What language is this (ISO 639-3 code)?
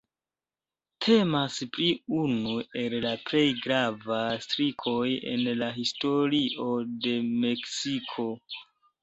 epo